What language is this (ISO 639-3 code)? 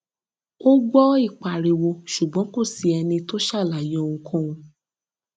yor